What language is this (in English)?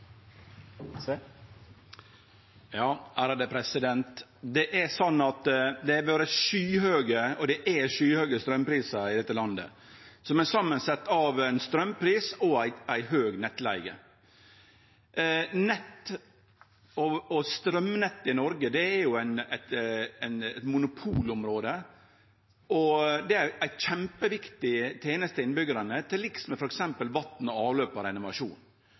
Norwegian Nynorsk